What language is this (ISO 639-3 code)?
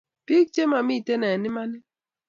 kln